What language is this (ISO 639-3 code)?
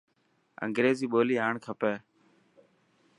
mki